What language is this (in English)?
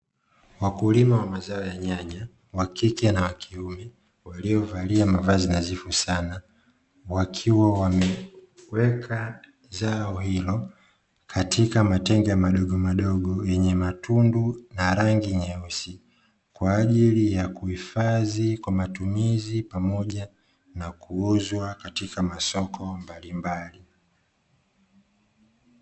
Swahili